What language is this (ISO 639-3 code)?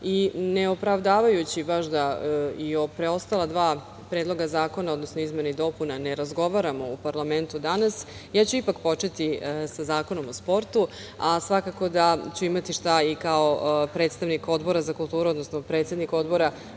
srp